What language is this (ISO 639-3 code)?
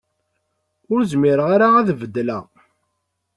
kab